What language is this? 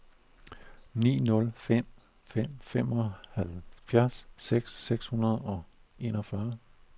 Danish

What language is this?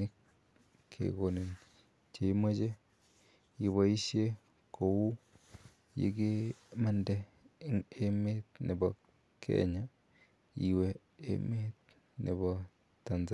Kalenjin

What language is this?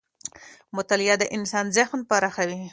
Pashto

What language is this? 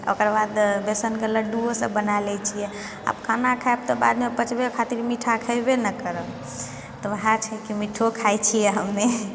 Maithili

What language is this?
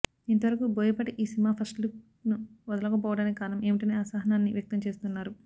Telugu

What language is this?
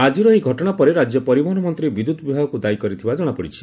Odia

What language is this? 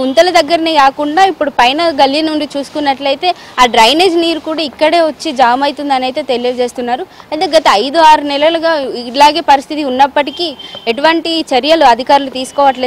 Telugu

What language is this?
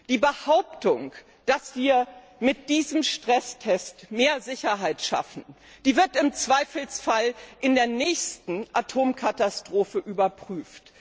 German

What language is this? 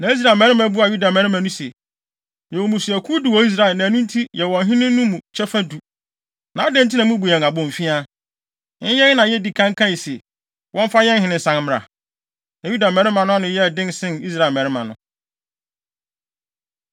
Akan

